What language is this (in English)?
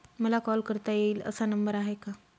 Marathi